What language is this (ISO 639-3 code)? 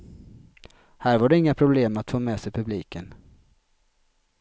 swe